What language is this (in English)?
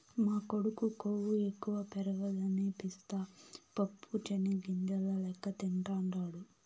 Telugu